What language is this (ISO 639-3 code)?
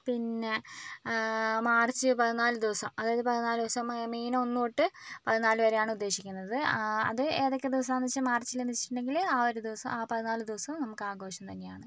mal